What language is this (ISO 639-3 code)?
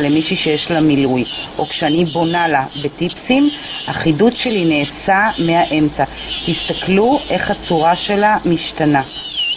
heb